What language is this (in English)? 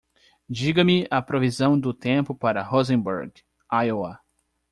Portuguese